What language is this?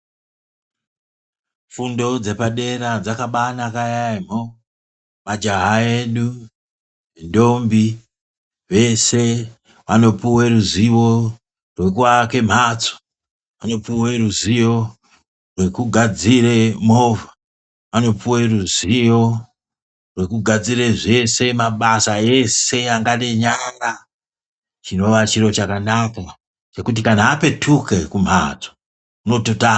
Ndau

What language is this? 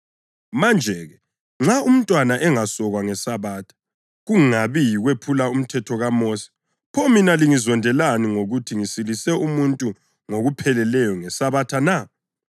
North Ndebele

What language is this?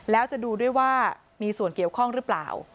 Thai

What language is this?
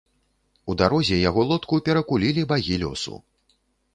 Belarusian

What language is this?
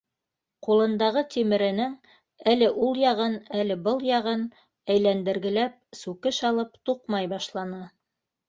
Bashkir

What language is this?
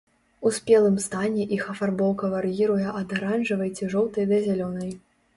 Belarusian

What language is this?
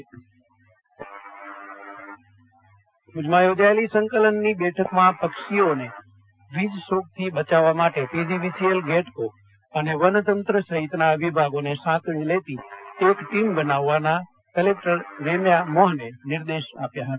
Gujarati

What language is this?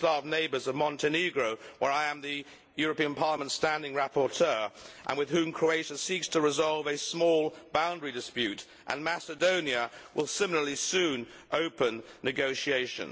English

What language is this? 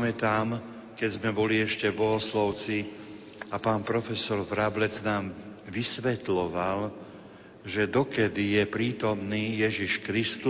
Slovak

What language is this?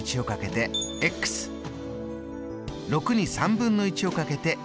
Japanese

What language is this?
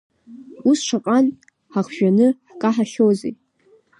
Abkhazian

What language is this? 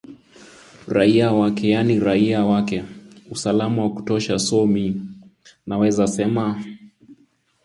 Swahili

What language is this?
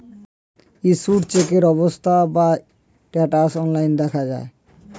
Bangla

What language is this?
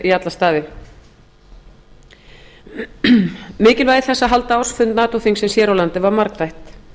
Icelandic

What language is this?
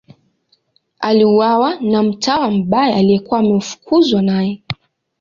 Swahili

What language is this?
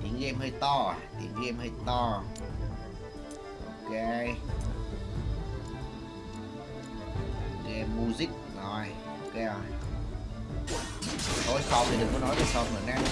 Vietnamese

